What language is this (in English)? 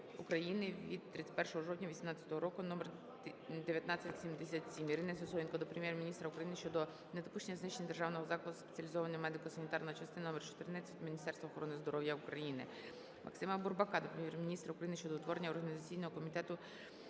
Ukrainian